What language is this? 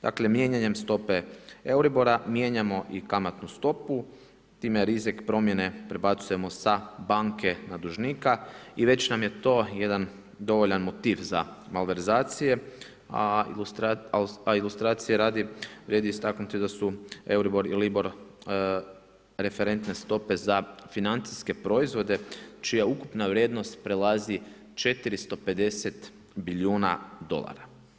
Croatian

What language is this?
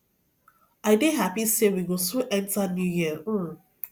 Nigerian Pidgin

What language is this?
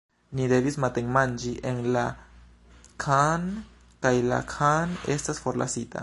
Esperanto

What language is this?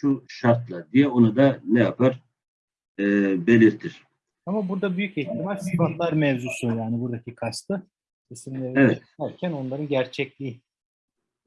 Turkish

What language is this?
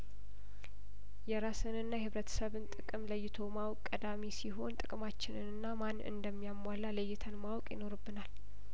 Amharic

